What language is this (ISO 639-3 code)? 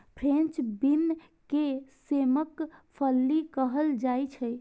mai